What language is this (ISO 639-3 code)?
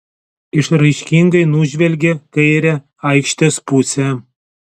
lit